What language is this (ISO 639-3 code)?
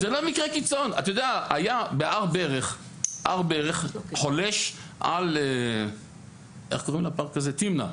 heb